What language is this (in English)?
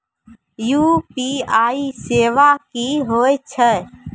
Maithili